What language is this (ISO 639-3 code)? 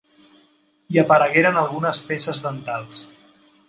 cat